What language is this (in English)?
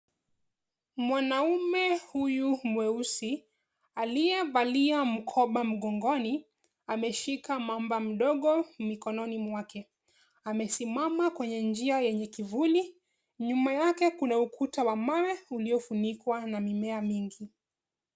Swahili